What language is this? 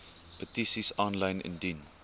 Afrikaans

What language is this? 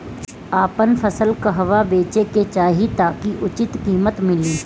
Bhojpuri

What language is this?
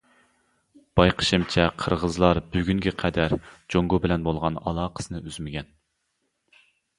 Uyghur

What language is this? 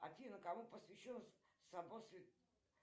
Russian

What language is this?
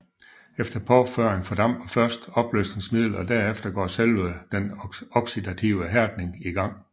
Danish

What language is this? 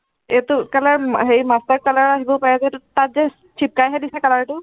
Assamese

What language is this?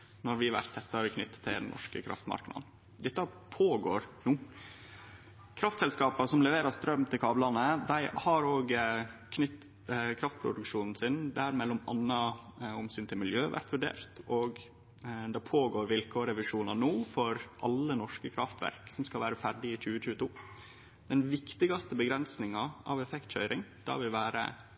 Norwegian Nynorsk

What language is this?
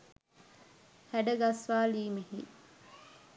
Sinhala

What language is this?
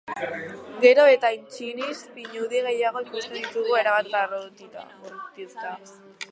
Basque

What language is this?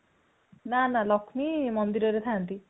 Odia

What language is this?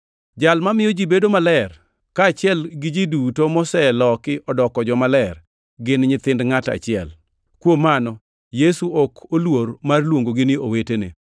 Luo (Kenya and Tanzania)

